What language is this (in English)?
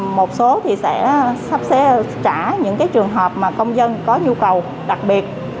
Vietnamese